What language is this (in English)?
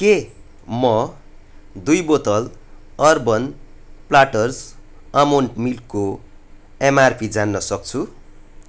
Nepali